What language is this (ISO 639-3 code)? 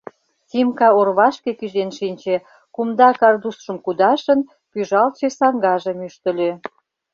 chm